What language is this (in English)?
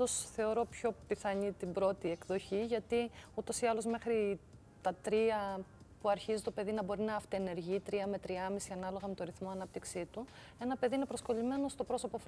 Greek